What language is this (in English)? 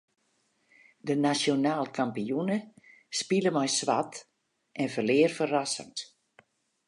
Western Frisian